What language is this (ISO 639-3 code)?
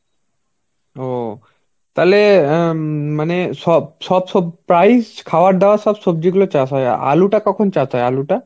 ben